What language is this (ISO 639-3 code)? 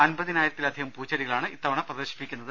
mal